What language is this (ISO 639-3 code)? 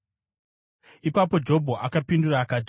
sna